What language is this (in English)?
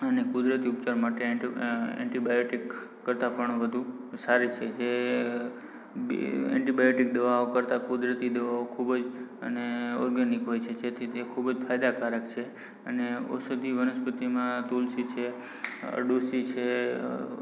Gujarati